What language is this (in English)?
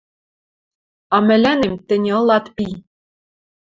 Western Mari